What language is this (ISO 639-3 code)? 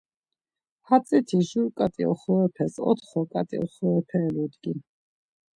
lzz